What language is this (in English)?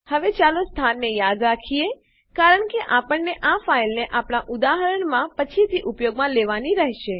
Gujarati